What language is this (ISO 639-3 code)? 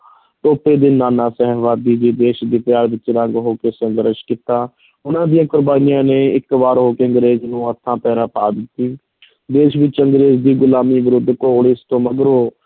pan